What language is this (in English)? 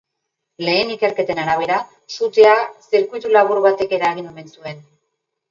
Basque